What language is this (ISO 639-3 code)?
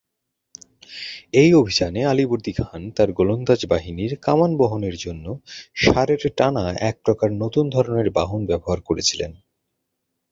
ben